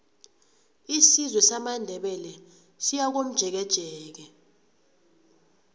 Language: South Ndebele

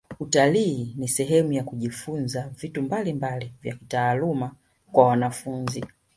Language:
Swahili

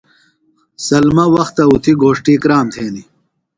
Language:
Phalura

